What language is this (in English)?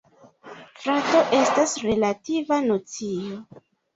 Esperanto